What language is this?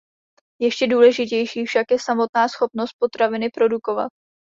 Czech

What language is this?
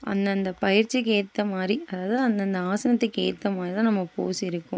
Tamil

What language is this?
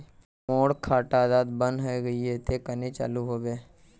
Magahi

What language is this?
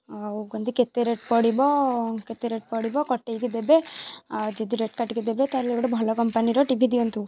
Odia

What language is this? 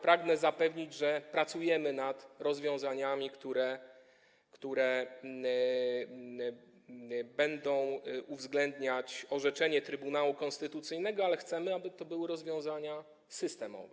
Polish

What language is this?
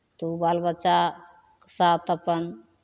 Maithili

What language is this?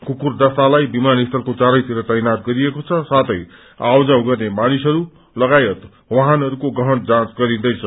Nepali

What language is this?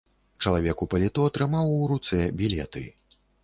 Belarusian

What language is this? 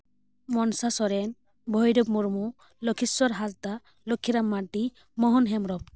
Santali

